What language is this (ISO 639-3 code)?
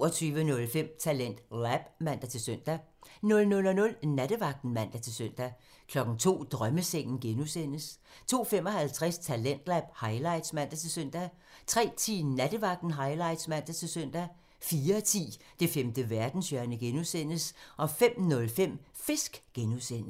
dan